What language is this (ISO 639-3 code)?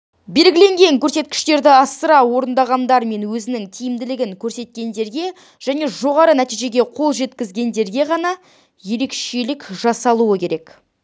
kaz